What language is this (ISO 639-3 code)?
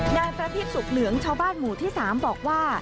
tha